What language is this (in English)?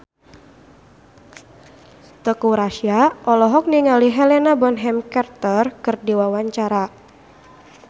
Sundanese